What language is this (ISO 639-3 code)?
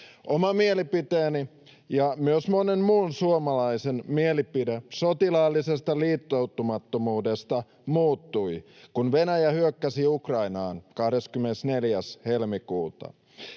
fin